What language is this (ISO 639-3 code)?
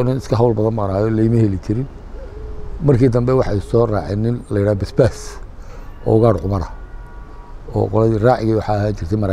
ara